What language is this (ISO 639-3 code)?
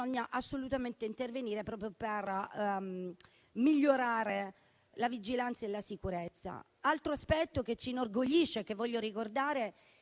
ita